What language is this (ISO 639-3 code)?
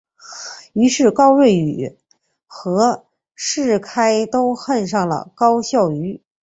zho